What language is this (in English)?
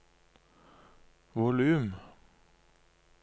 Norwegian